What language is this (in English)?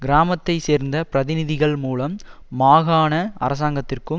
Tamil